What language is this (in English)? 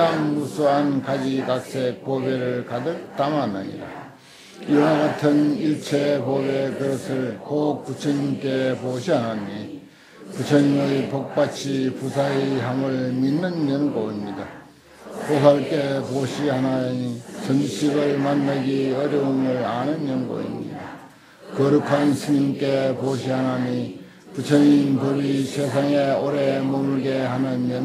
Korean